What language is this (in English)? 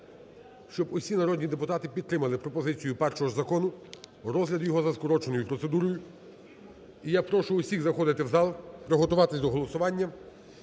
Ukrainian